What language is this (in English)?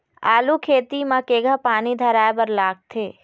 Chhattisgarhi